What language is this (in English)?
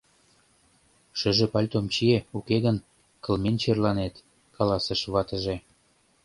Mari